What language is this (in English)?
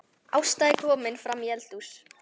Icelandic